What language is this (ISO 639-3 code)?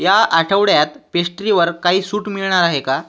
mar